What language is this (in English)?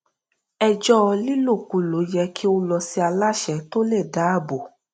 Yoruba